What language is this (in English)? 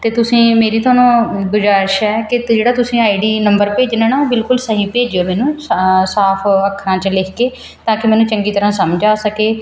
Punjabi